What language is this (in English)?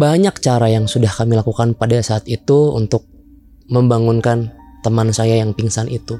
Indonesian